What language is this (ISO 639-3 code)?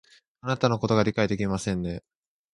jpn